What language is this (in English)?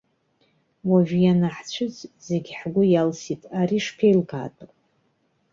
Abkhazian